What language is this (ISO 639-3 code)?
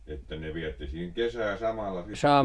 fin